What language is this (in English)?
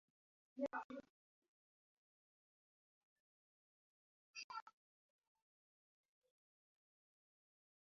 Basque